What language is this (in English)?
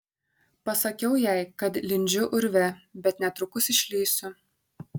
Lithuanian